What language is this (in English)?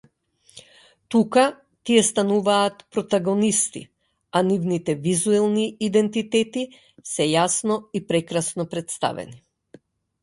Macedonian